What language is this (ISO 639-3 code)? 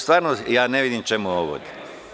srp